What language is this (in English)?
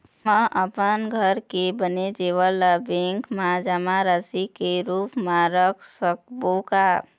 Chhattisgarhi